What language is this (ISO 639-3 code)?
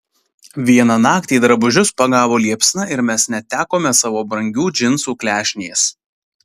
lit